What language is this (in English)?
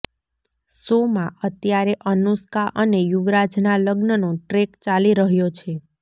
Gujarati